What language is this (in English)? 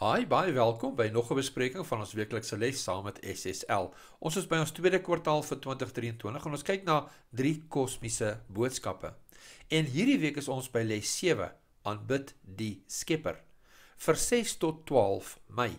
Dutch